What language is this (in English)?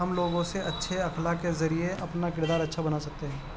Urdu